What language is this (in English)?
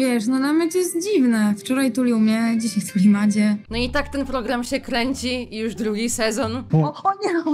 Polish